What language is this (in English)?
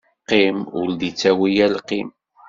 Kabyle